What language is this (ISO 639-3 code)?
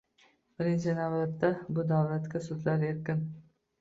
uzb